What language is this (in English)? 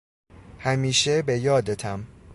Persian